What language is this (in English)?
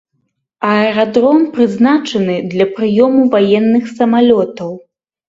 Belarusian